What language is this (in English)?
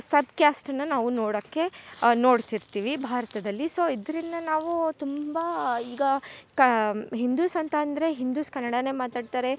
Kannada